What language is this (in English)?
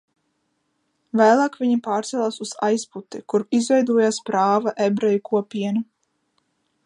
Latvian